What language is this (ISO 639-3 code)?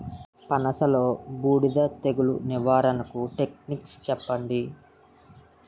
tel